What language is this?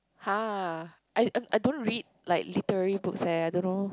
English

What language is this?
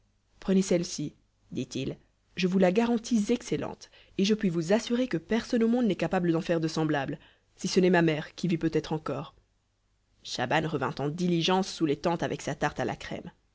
French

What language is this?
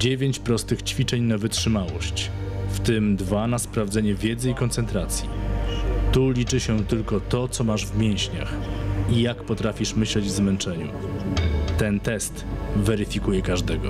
Polish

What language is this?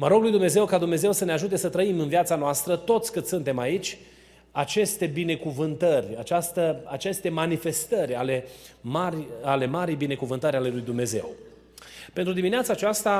Romanian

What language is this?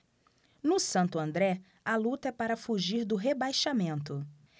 Portuguese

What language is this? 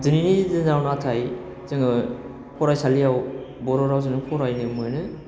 Bodo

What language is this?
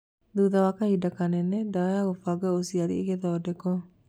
Kikuyu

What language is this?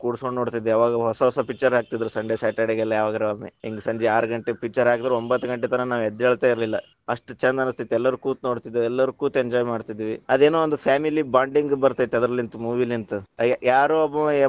Kannada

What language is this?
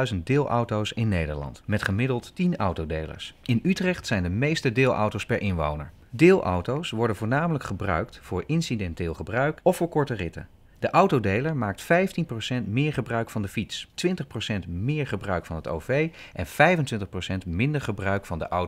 Dutch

